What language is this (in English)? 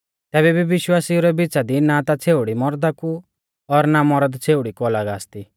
Mahasu Pahari